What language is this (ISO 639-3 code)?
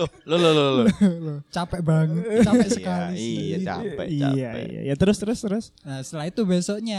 ind